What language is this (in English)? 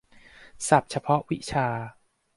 Thai